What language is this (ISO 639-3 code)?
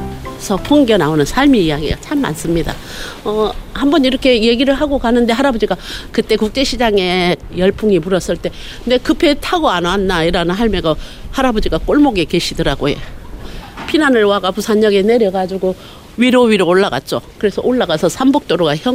kor